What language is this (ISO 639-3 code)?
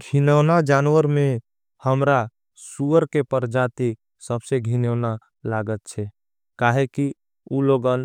anp